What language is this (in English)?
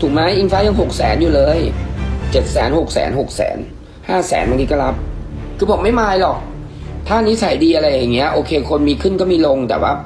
Thai